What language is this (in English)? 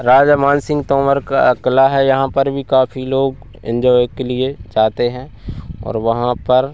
Hindi